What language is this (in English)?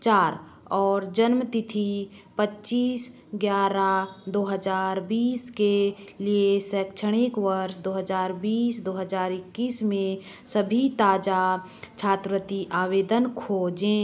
Hindi